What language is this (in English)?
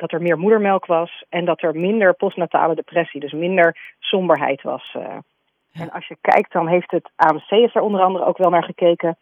Dutch